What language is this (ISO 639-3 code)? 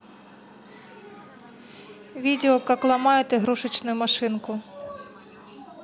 rus